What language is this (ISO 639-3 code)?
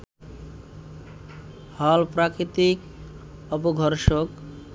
ben